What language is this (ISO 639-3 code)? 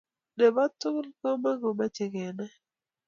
kln